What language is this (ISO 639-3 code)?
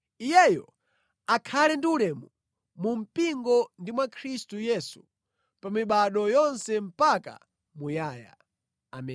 nya